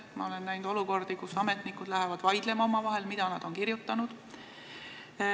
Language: Estonian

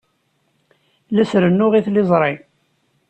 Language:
Kabyle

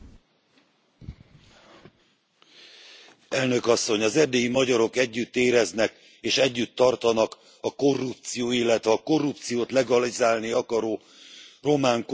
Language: Hungarian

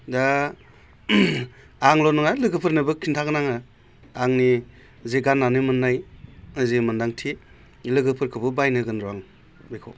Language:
Bodo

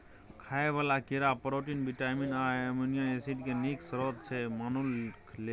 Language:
Maithili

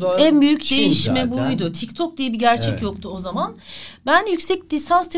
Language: Turkish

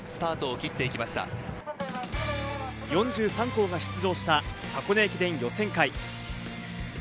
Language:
Japanese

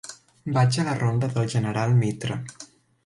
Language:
Catalan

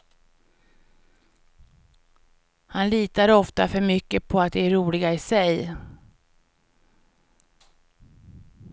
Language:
Swedish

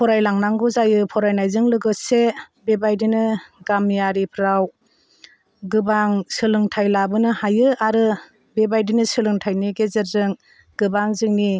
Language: Bodo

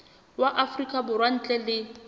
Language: Southern Sotho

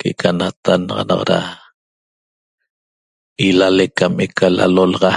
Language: Toba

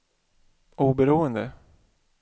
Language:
Swedish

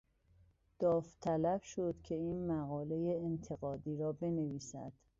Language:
Persian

